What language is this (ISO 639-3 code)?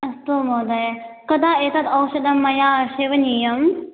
san